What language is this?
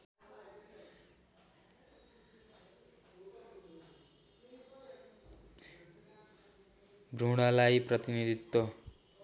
Nepali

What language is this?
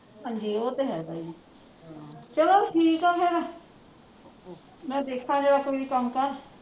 Punjabi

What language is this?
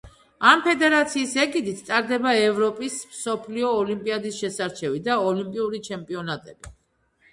Georgian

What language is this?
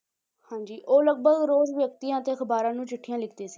Punjabi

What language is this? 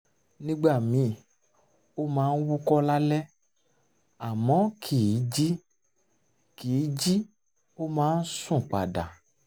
Yoruba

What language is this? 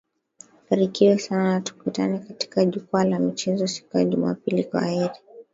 Swahili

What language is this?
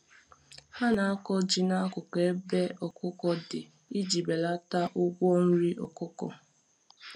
Igbo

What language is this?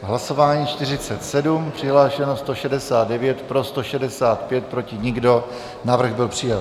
Czech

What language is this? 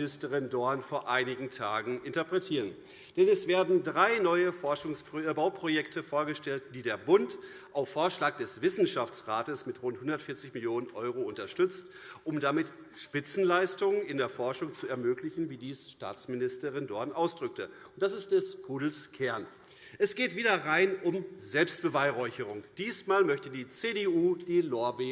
German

